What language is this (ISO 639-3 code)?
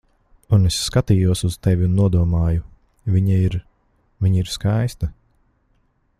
lav